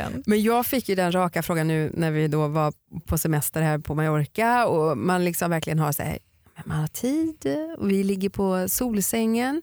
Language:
Swedish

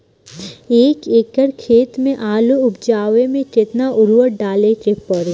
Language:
Bhojpuri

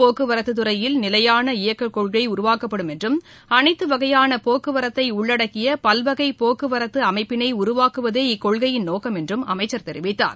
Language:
Tamil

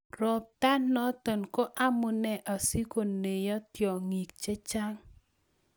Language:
Kalenjin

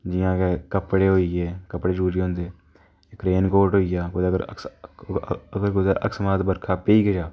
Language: Dogri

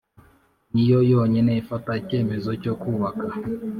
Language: Kinyarwanda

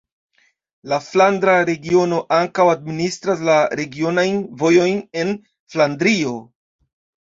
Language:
Esperanto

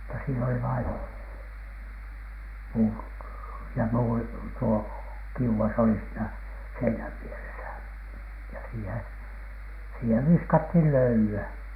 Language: Finnish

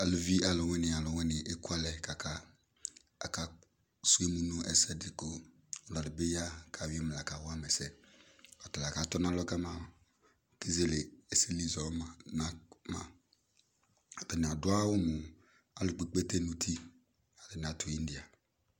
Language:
Ikposo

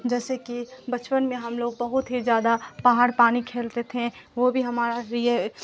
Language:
Urdu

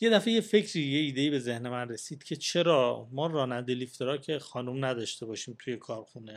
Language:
Persian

